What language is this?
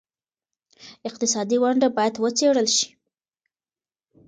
Pashto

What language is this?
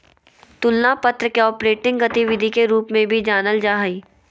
Magahi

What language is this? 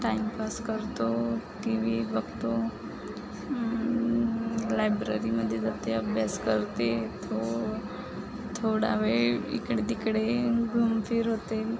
Marathi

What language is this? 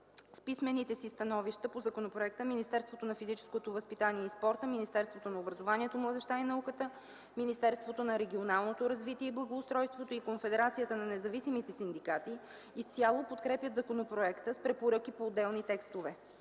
Bulgarian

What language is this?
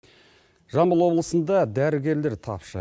Kazakh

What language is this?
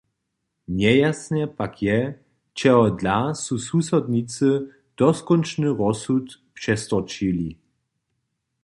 Upper Sorbian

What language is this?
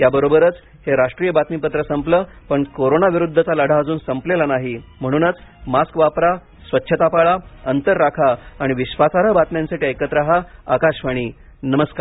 Marathi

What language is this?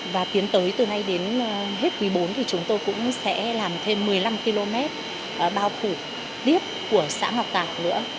Vietnamese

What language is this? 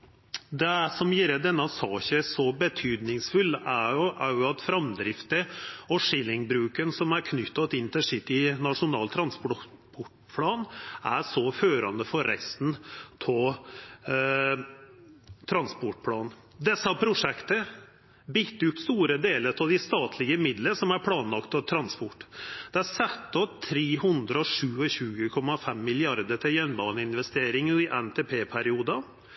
Norwegian Nynorsk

